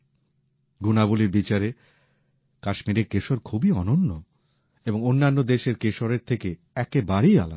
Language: Bangla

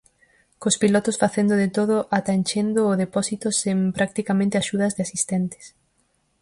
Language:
Galician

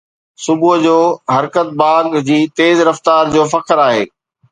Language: Sindhi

